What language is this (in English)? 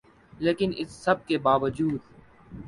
Urdu